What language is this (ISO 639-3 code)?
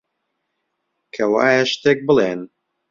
ckb